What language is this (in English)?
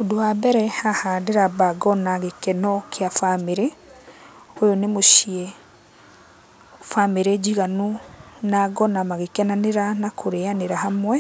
Kikuyu